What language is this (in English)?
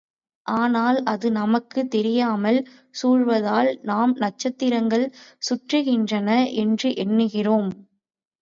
Tamil